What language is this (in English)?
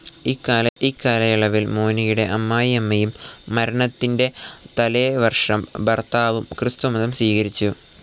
Malayalam